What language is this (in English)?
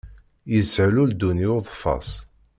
Kabyle